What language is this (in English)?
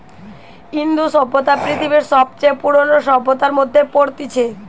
Bangla